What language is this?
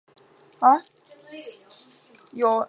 Chinese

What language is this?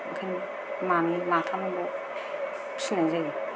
Bodo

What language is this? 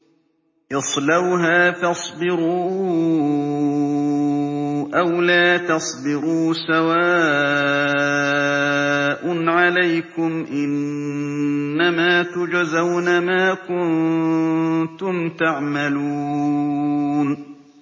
Arabic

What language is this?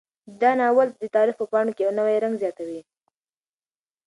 Pashto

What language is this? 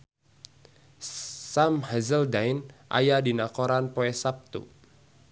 Sundanese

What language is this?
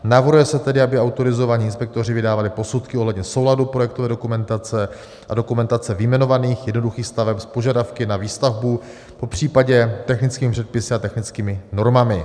Czech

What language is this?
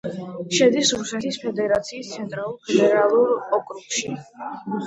Georgian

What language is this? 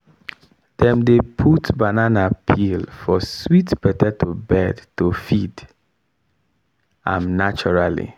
Nigerian Pidgin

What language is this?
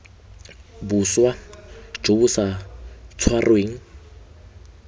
Tswana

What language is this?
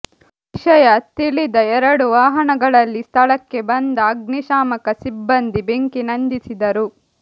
Kannada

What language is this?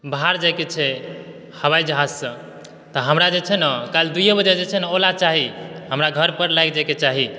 Maithili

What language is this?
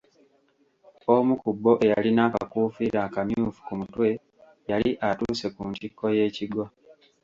Ganda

